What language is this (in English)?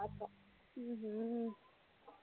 Tamil